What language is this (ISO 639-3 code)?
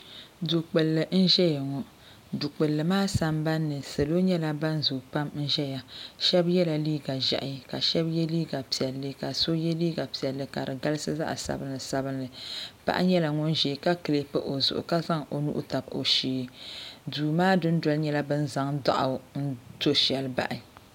dag